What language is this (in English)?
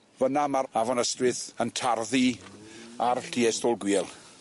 Welsh